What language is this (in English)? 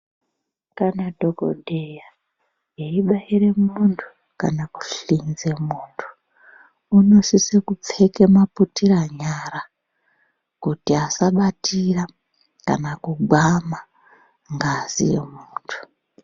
Ndau